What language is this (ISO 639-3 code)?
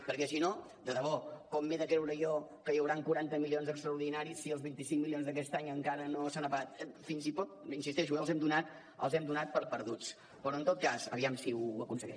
cat